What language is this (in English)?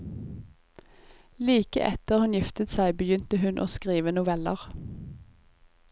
Norwegian